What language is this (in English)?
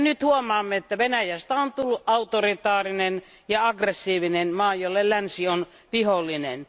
Finnish